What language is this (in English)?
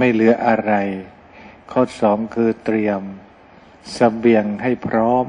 Thai